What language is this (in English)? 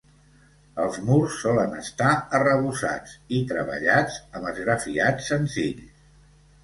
Catalan